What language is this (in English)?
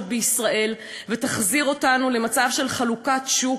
Hebrew